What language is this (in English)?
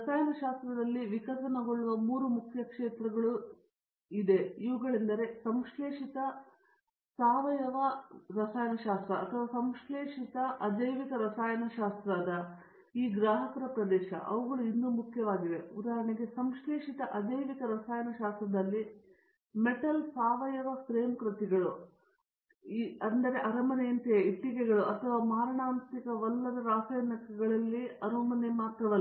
Kannada